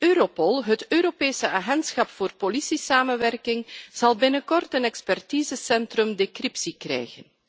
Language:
Dutch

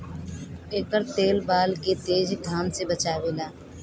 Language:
Bhojpuri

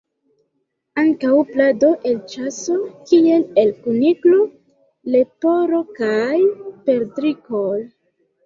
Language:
Esperanto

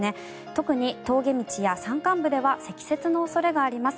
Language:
Japanese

